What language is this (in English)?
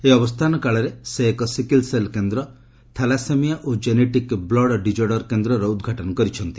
Odia